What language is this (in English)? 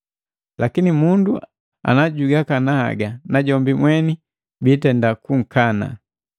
Matengo